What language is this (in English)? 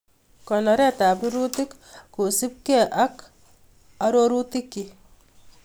Kalenjin